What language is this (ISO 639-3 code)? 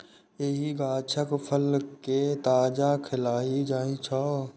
mai